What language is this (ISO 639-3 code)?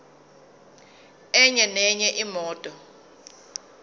zul